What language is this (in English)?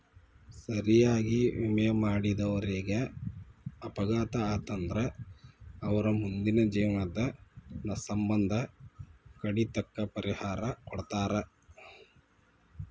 Kannada